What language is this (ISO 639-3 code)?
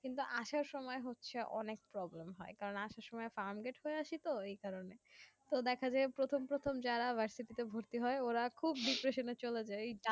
ben